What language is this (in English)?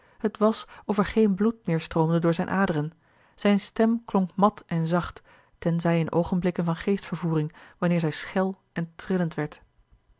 Dutch